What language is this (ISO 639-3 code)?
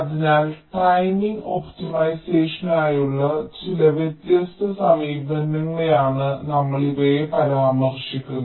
mal